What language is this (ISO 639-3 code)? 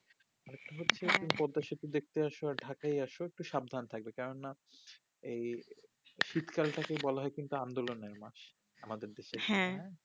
ben